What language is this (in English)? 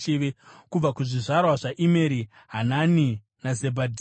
Shona